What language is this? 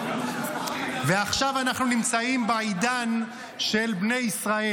Hebrew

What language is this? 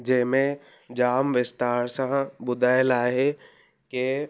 Sindhi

